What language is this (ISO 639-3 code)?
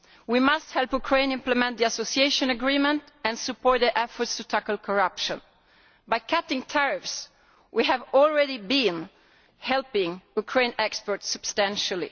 eng